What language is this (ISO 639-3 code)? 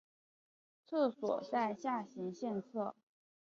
zho